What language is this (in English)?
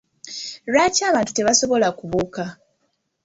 Ganda